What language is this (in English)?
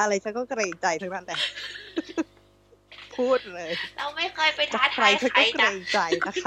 Thai